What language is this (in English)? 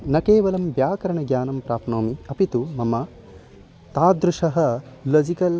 Sanskrit